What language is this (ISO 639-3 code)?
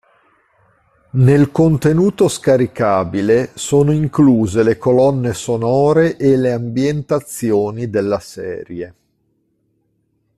ita